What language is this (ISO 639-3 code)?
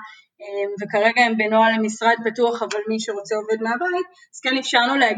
heb